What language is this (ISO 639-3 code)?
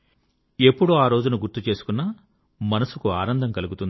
tel